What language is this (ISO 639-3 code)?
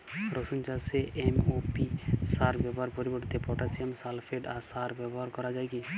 ben